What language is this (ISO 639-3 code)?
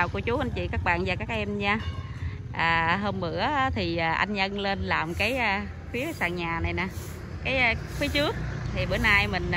vie